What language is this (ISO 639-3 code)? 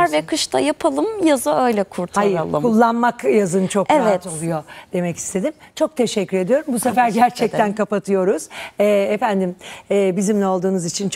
tur